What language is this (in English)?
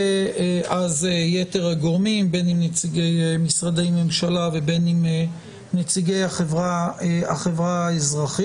Hebrew